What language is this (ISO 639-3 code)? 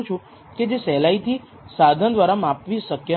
guj